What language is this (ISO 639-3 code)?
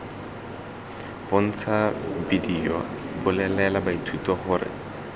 tsn